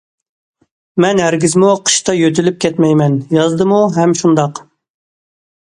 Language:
Uyghur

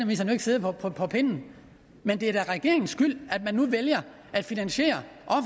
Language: Danish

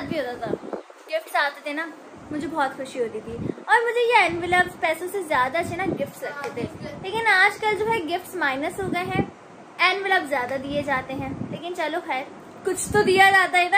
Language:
Hindi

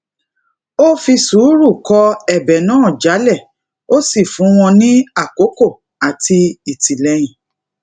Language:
Yoruba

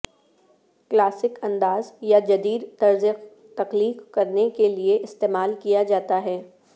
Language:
Urdu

